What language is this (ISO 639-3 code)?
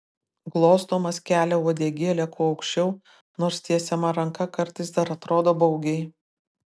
lit